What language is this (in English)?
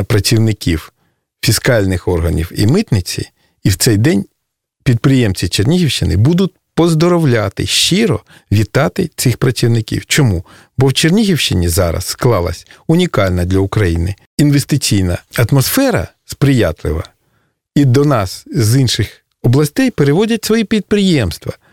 Russian